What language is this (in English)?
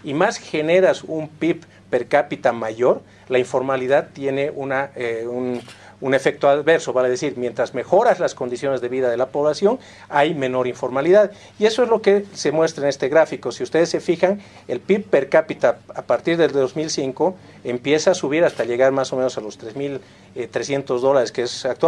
Spanish